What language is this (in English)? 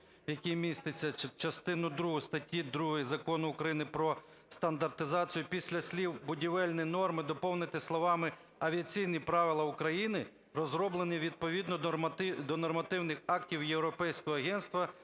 Ukrainian